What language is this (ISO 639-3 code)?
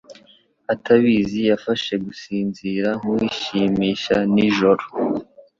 kin